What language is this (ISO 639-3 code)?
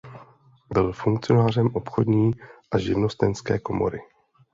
ces